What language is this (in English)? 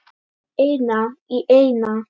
Icelandic